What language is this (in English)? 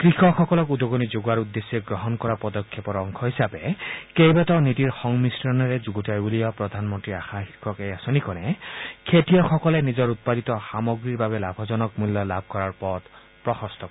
Assamese